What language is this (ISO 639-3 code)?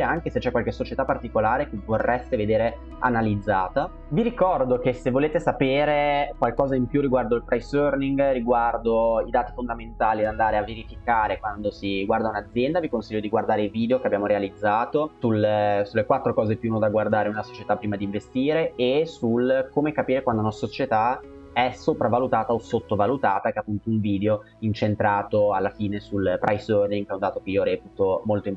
ita